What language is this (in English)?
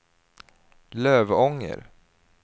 Swedish